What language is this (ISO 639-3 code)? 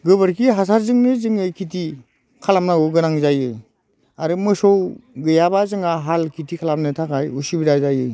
brx